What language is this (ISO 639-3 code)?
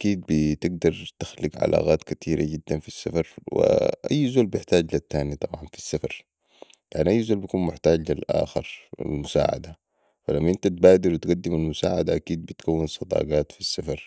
apd